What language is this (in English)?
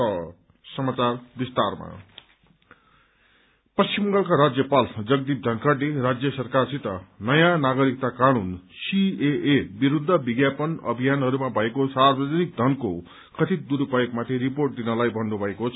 Nepali